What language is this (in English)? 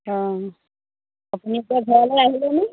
Assamese